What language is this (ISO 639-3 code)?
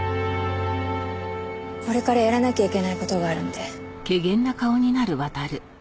jpn